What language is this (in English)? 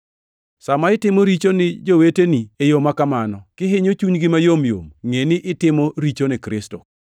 Luo (Kenya and Tanzania)